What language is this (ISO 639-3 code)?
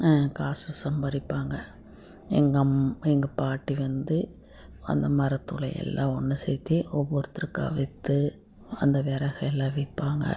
tam